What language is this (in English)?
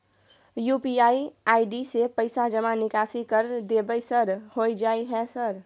Maithili